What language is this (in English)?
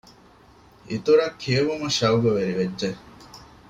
Divehi